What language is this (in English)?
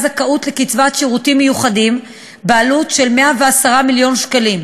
Hebrew